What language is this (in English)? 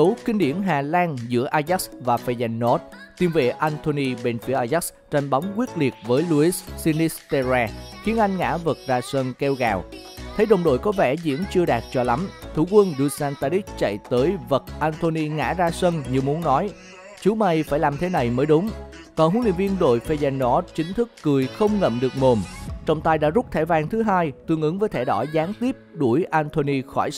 Vietnamese